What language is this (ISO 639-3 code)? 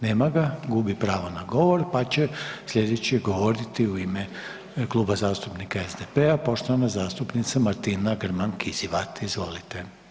hrv